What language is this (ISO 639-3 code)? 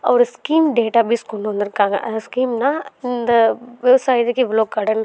tam